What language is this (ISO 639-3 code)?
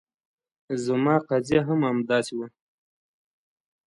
pus